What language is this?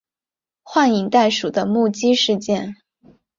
Chinese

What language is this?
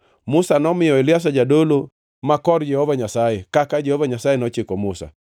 Luo (Kenya and Tanzania)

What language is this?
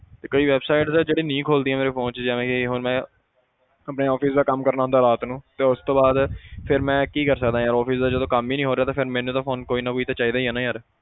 Punjabi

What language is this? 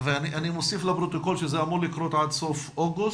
Hebrew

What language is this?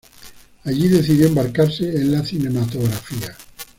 Spanish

